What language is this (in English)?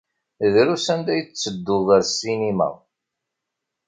Kabyle